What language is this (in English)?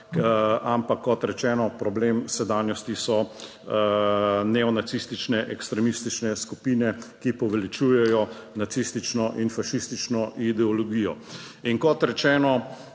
Slovenian